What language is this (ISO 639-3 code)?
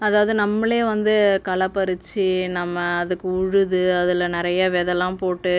tam